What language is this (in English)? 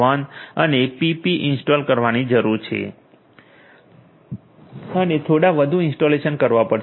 Gujarati